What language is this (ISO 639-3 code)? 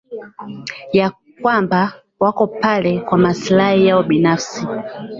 swa